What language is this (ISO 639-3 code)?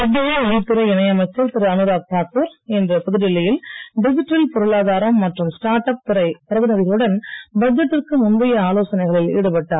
tam